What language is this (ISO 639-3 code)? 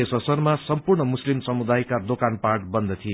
nep